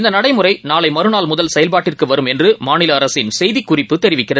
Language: Tamil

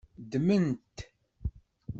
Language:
Kabyle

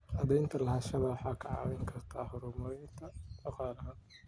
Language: Somali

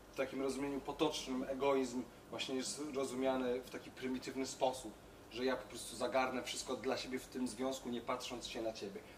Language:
Polish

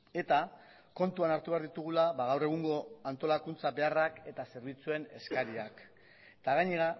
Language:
Basque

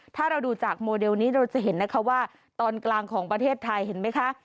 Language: Thai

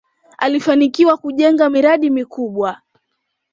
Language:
Swahili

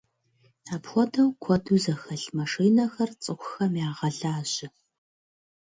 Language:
Kabardian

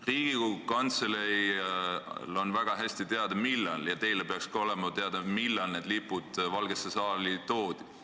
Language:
Estonian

